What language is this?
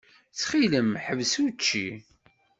Kabyle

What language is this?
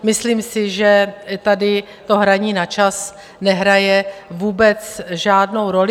Czech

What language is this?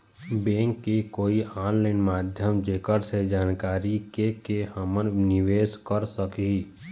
Chhattisgarhi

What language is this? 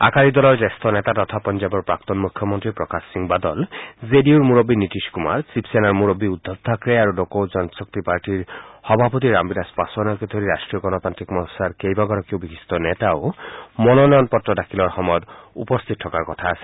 Assamese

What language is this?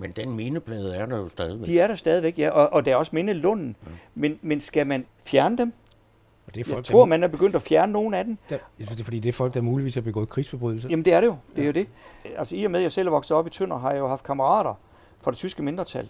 Danish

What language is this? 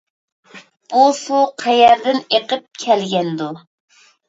Uyghur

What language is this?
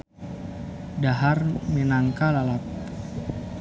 Sundanese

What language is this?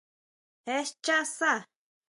Huautla Mazatec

